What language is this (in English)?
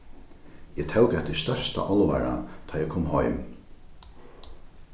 Faroese